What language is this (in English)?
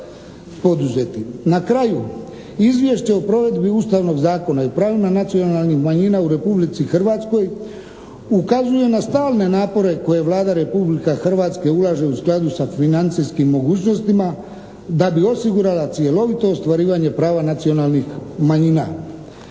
Croatian